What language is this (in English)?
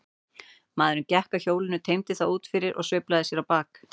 Icelandic